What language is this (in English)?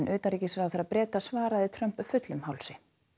Icelandic